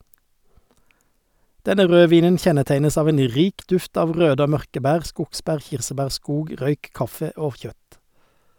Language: Norwegian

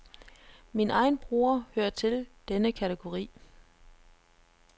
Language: Danish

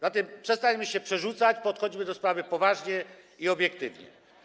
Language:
Polish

